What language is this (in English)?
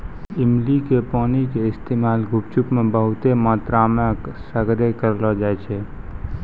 Maithili